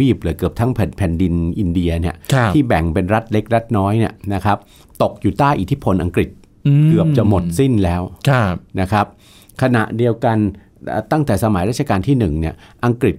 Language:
Thai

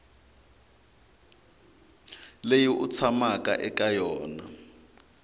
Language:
Tsonga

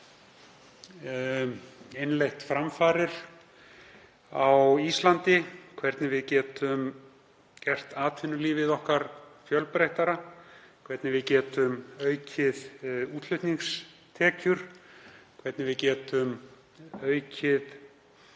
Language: Icelandic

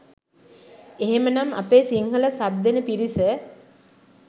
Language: Sinhala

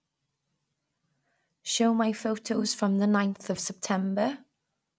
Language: English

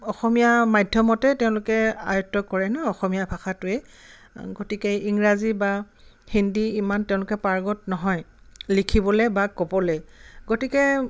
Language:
Assamese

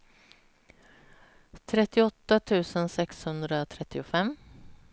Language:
Swedish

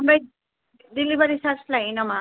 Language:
Bodo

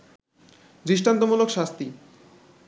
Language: Bangla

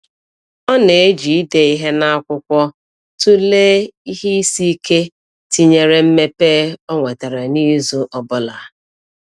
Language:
Igbo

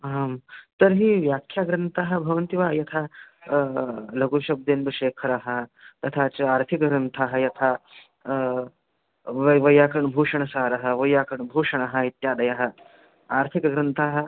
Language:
Sanskrit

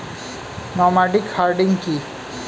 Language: Bangla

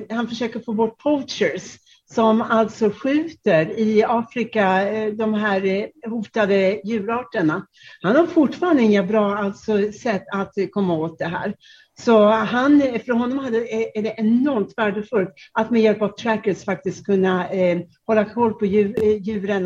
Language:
Swedish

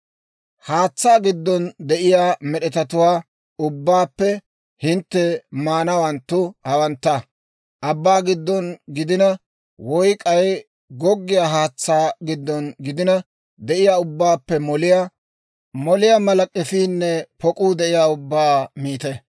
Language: Dawro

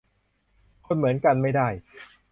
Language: Thai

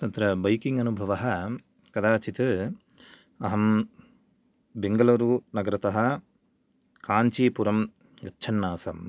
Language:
Sanskrit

